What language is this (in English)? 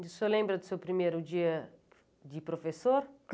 Portuguese